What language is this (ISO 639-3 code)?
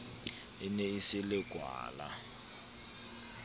sot